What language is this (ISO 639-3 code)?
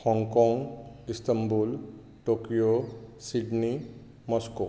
kok